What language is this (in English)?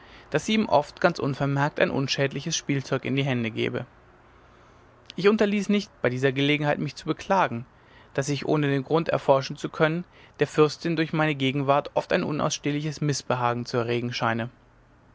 German